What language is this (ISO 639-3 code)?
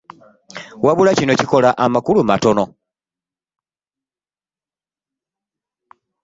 lug